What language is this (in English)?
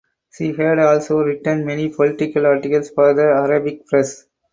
English